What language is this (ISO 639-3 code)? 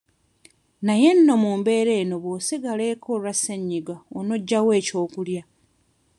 lug